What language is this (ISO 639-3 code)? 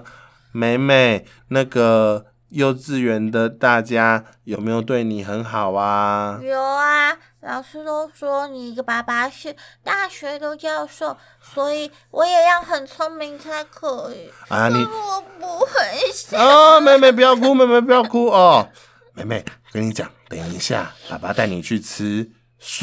zho